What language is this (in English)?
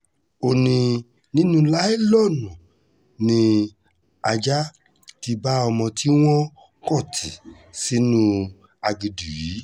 Yoruba